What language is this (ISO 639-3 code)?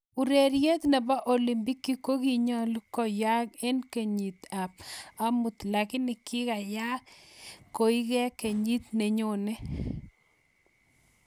kln